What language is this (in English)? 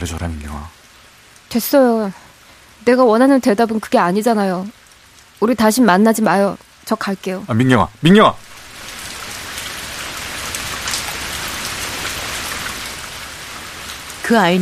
Korean